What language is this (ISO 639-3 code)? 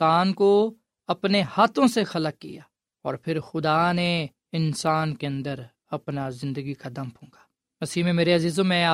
urd